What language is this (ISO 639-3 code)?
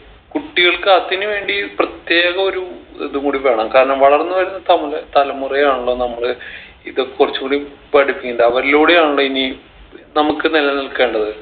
mal